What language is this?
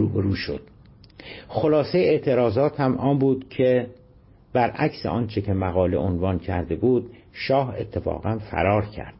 Persian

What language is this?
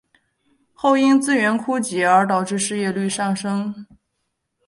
Chinese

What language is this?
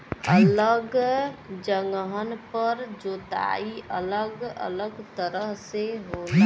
Bhojpuri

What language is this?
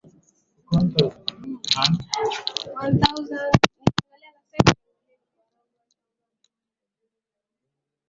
Swahili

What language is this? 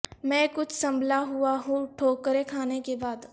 Urdu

